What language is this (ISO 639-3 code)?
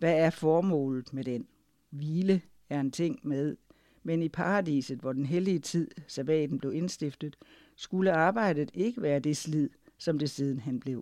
dan